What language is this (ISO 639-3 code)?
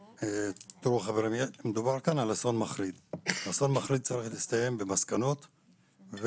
heb